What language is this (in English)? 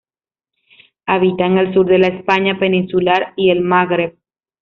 Spanish